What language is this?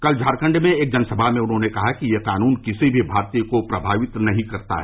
Hindi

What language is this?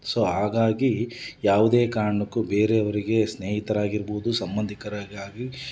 Kannada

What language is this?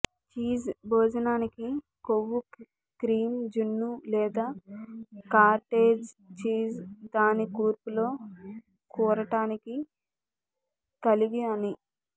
Telugu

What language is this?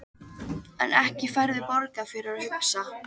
Icelandic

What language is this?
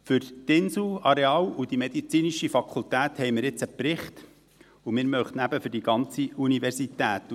Swiss German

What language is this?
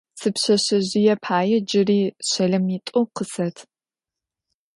Adyghe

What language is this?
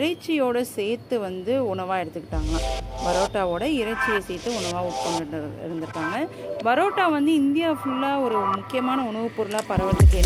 Tamil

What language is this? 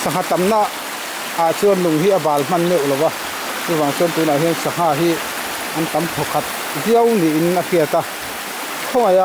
Thai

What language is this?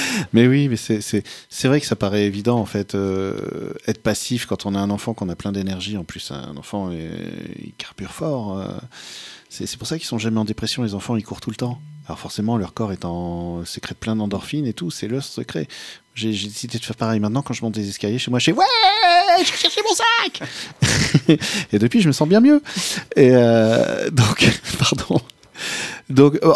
French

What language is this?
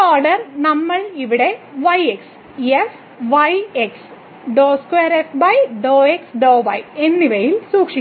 Malayalam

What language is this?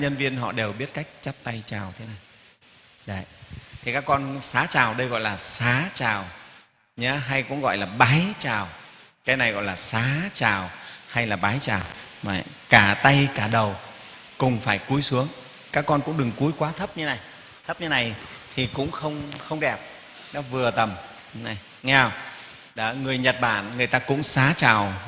Vietnamese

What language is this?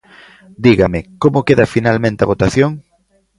Galician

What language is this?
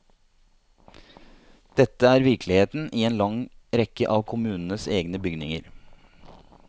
Norwegian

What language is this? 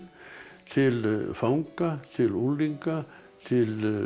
Icelandic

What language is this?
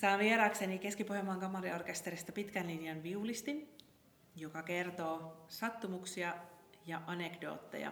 Finnish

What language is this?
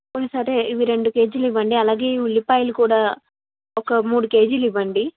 Telugu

